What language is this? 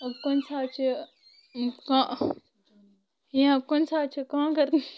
Kashmiri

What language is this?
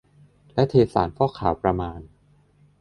Thai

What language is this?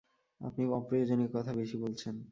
Bangla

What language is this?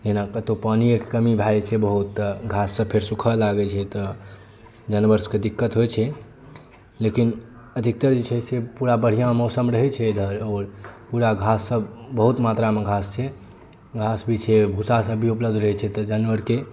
Maithili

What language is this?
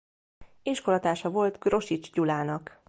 Hungarian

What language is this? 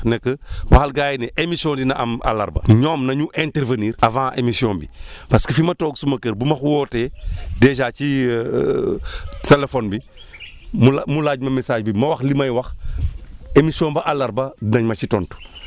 Wolof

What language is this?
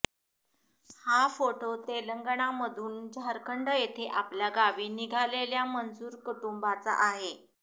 Marathi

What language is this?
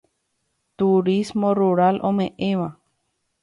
Guarani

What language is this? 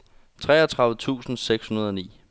Danish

